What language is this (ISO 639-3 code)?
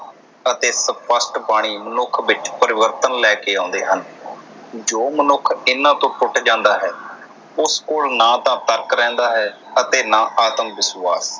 pan